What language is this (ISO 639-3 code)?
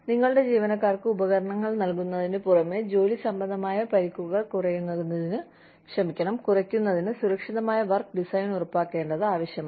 mal